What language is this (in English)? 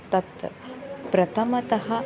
Sanskrit